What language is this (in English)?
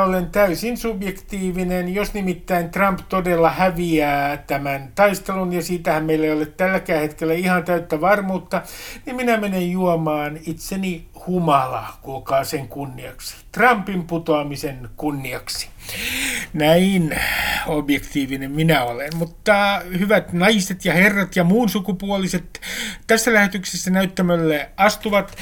Finnish